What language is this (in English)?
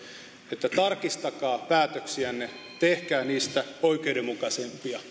Finnish